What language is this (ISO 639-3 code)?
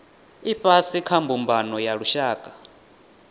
ven